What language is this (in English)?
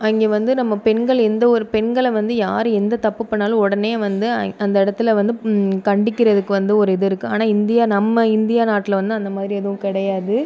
Tamil